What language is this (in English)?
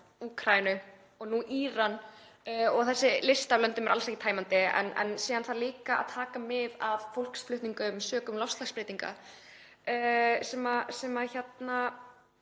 Icelandic